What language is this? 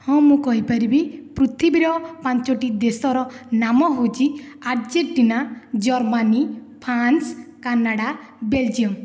Odia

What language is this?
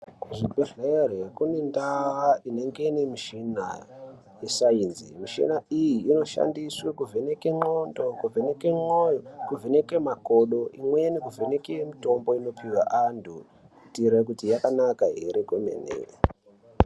Ndau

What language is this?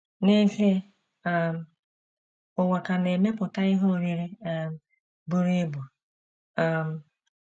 Igbo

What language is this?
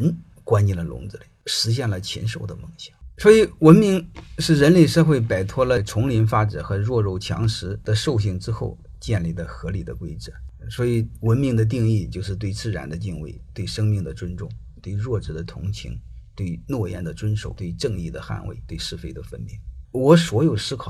Chinese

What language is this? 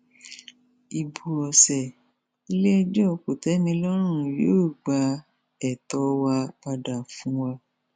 Yoruba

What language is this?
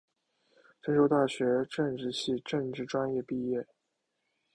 Chinese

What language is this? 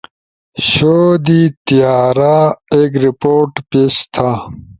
Ushojo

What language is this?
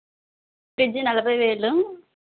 Telugu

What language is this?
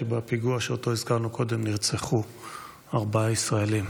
Hebrew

